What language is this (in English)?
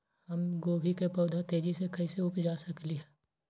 Magahi